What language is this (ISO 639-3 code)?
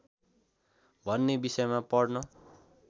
nep